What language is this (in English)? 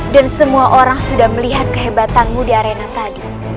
Indonesian